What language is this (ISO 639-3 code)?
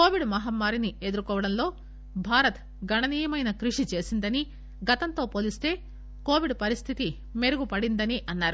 tel